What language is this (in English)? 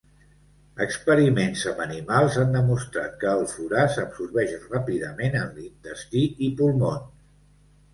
Catalan